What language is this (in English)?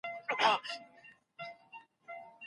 Pashto